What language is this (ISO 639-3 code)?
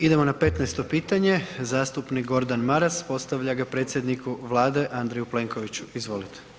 hrv